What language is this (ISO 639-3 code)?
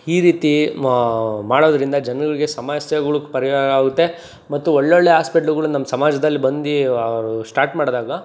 kan